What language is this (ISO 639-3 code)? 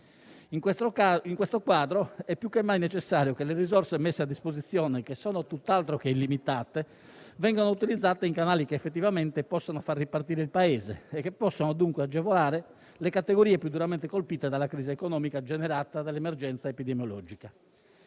ita